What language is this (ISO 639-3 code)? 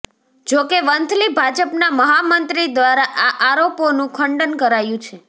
guj